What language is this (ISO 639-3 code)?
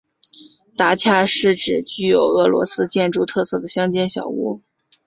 zho